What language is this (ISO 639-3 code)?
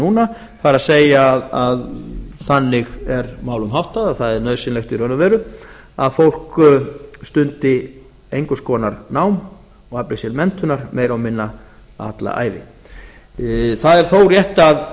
isl